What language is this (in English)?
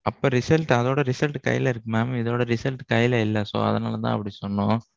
Tamil